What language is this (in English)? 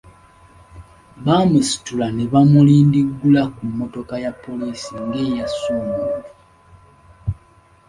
Ganda